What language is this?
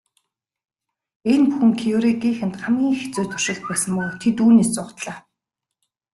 Mongolian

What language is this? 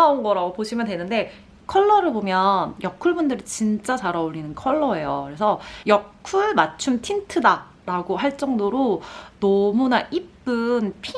Korean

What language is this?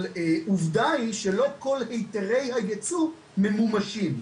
Hebrew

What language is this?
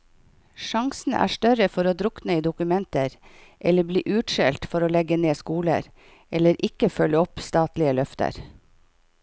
Norwegian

